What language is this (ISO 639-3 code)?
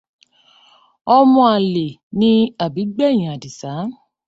yor